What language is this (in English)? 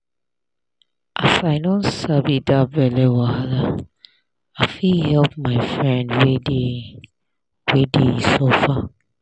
Nigerian Pidgin